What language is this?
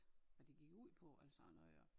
Danish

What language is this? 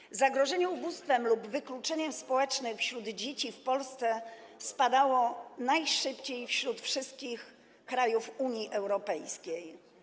Polish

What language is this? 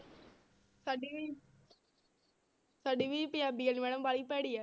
Punjabi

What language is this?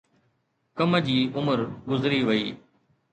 Sindhi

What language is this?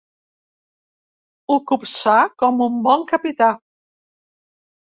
Catalan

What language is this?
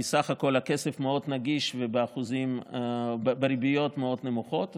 Hebrew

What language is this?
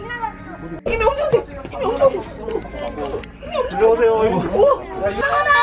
Korean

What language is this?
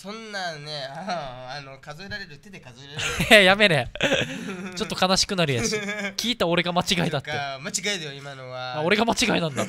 Japanese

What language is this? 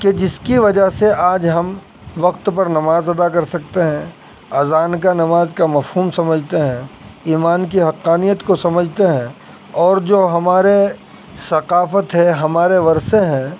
Urdu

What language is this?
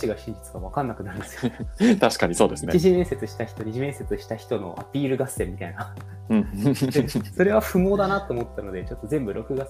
Japanese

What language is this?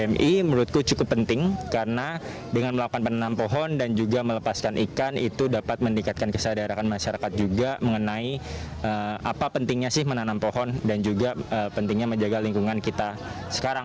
Indonesian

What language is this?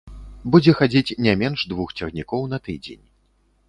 Belarusian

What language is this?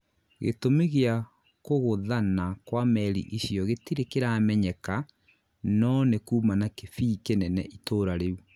Kikuyu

